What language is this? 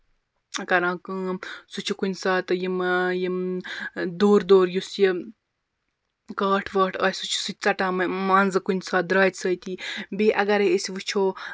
Kashmiri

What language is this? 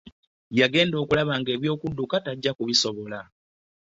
Ganda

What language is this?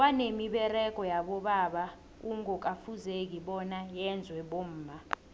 South Ndebele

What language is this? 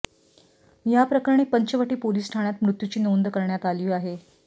Marathi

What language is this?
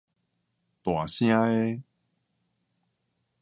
Min Nan Chinese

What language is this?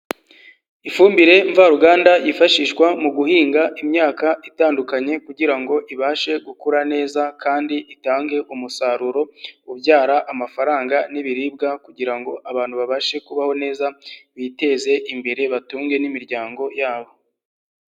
Kinyarwanda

